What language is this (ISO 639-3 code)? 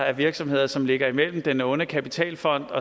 dan